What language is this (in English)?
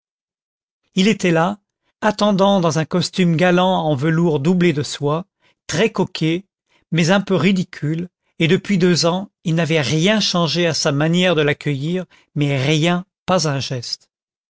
French